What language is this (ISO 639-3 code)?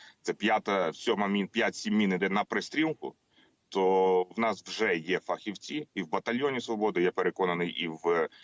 ukr